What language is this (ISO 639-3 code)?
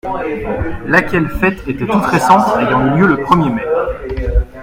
fra